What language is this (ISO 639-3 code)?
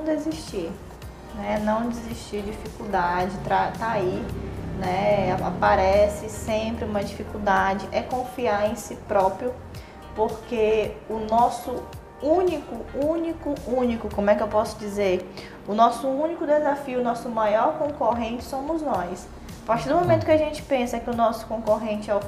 por